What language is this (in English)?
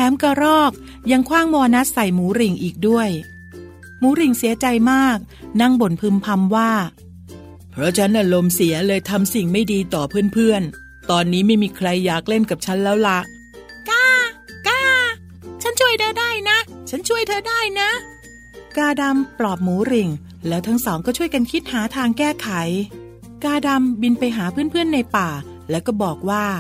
Thai